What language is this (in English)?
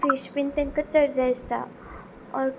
Konkani